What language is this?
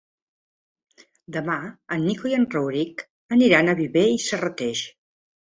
Catalan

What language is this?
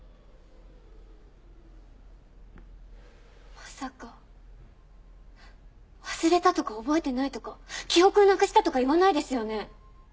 Japanese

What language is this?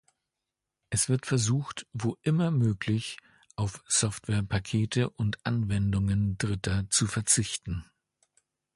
German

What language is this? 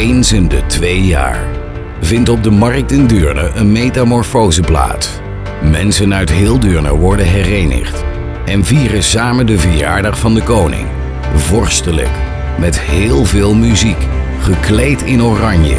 Dutch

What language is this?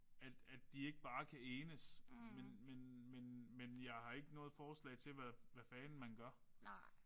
Danish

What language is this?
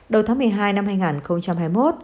Vietnamese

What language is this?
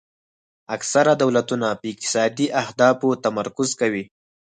Pashto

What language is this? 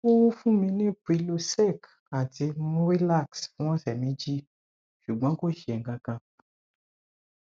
Yoruba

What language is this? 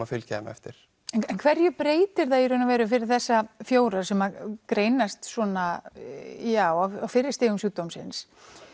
Icelandic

